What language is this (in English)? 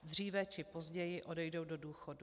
Czech